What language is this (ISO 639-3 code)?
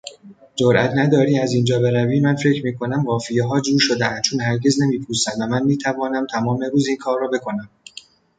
fas